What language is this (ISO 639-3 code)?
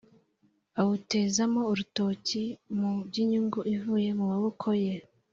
kin